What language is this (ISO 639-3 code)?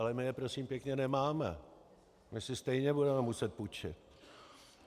ces